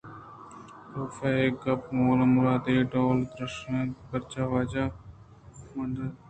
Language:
Eastern Balochi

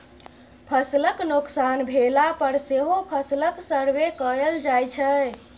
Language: Maithili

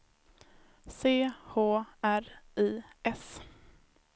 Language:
Swedish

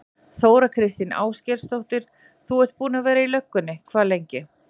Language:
Icelandic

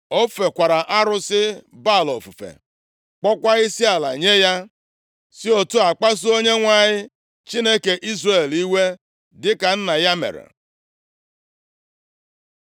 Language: Igbo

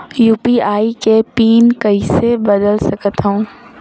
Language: Chhattisgarhi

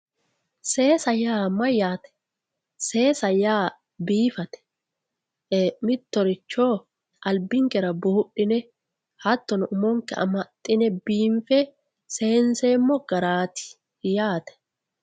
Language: Sidamo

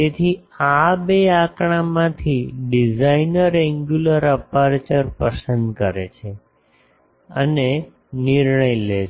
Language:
Gujarati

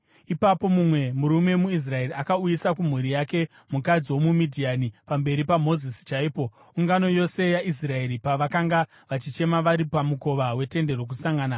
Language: Shona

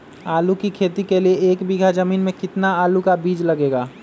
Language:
Magahi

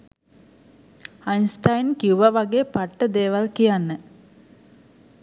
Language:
Sinhala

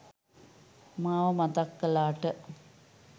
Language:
Sinhala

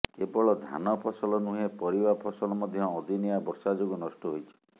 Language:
Odia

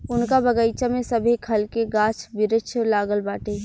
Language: Bhojpuri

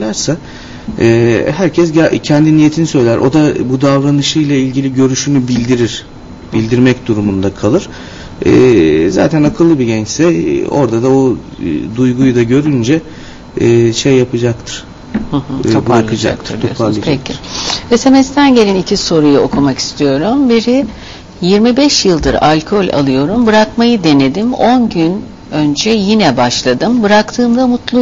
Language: Turkish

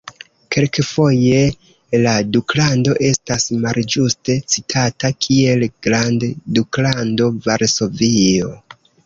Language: Esperanto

